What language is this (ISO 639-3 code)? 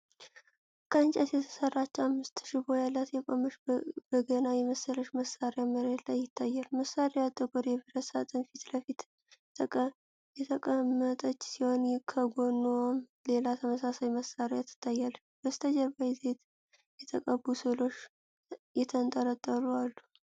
amh